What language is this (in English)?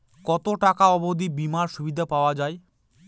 Bangla